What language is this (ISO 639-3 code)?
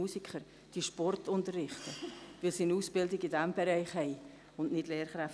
gsw